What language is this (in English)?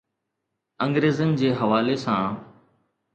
Sindhi